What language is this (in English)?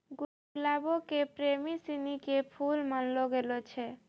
Maithili